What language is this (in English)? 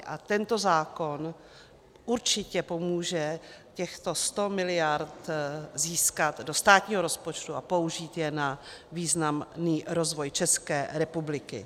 Czech